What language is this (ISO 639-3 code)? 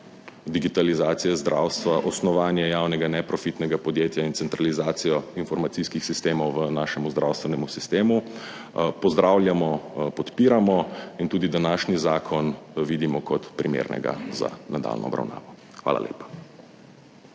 slv